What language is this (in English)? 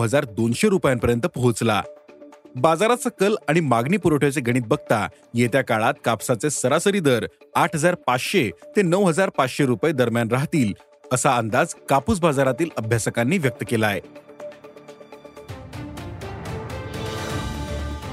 Marathi